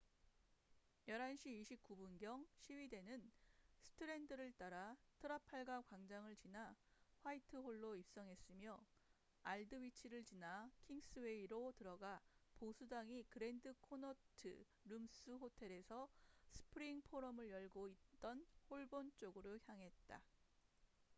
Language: Korean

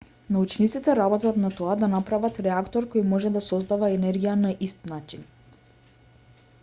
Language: Macedonian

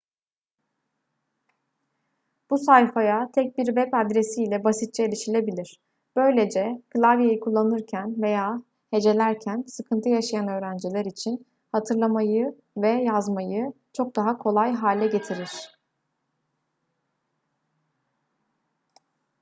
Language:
Turkish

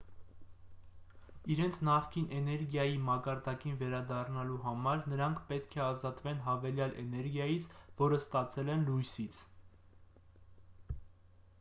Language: Armenian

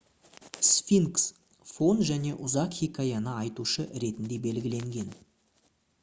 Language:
Kazakh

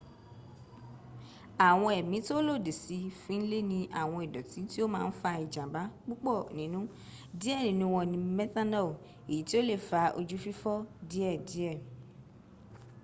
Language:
Yoruba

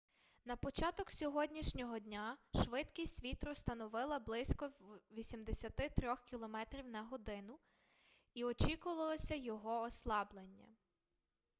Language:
Ukrainian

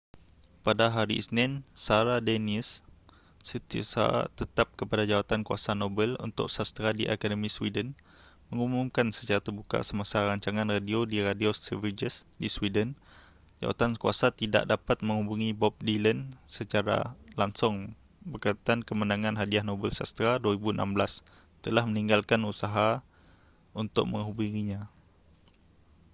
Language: Malay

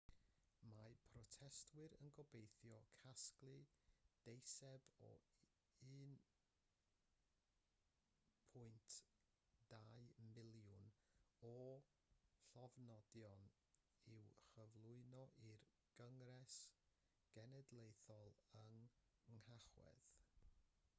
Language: Welsh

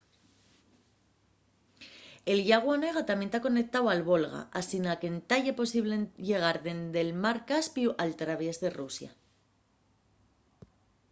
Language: Asturian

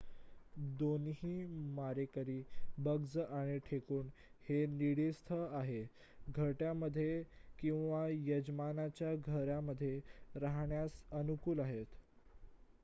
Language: Marathi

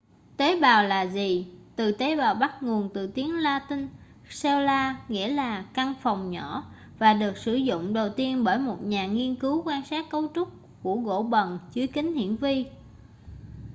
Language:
Vietnamese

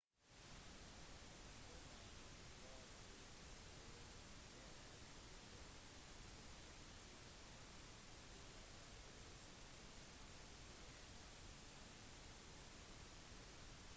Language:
Norwegian Bokmål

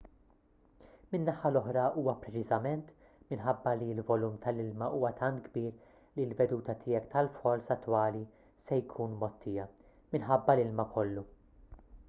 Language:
Maltese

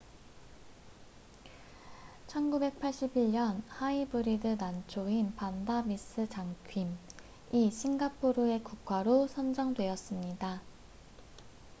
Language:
Korean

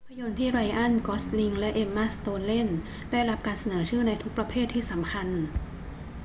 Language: Thai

